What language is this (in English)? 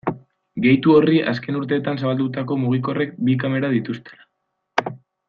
Basque